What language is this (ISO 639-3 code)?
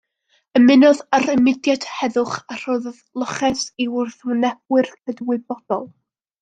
cym